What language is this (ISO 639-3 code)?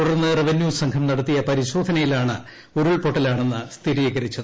mal